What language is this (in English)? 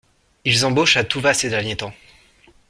French